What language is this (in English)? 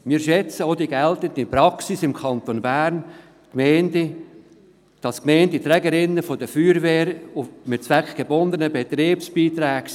Swiss German